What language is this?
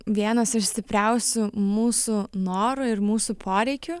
Lithuanian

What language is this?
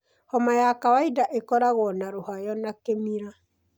Kikuyu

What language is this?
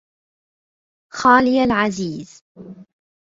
Arabic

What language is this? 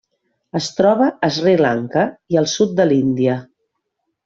Catalan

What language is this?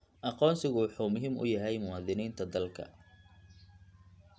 Somali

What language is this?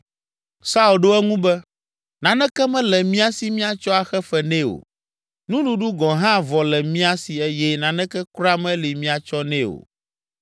Ewe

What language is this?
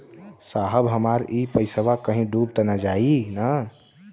Bhojpuri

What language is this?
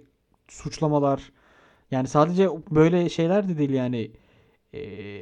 Turkish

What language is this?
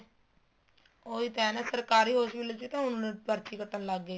Punjabi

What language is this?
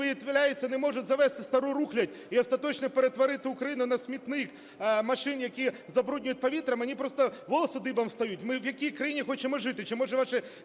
Ukrainian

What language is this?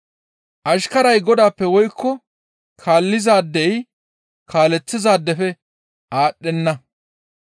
Gamo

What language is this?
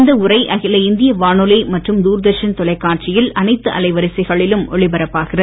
Tamil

